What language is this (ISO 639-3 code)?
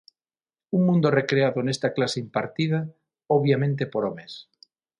glg